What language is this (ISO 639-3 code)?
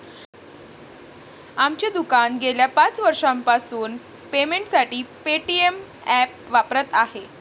mar